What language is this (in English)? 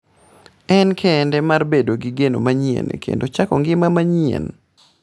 Luo (Kenya and Tanzania)